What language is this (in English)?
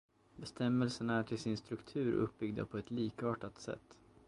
Swedish